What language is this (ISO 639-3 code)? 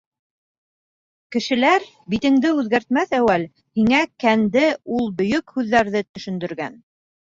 bak